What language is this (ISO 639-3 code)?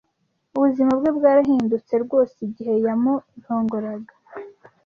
kin